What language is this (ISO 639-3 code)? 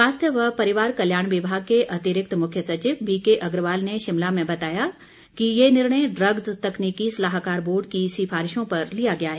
hin